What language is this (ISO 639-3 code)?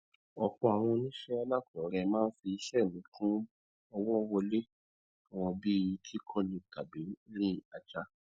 yor